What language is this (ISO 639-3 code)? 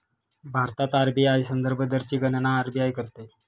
mar